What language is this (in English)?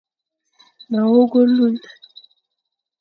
Fang